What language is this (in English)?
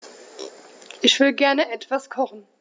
German